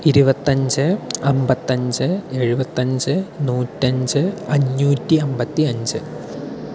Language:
Malayalam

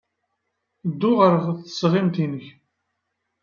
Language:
Kabyle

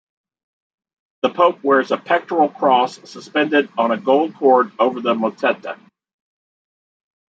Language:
English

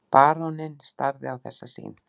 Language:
Icelandic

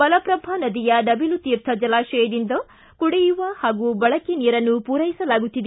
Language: Kannada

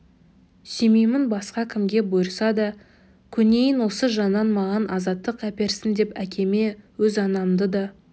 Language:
Kazakh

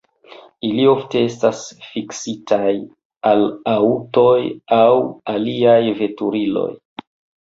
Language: Esperanto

